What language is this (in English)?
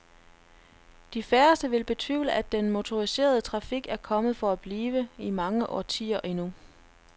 Danish